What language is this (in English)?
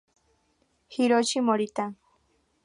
Spanish